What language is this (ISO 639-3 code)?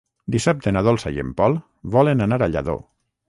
cat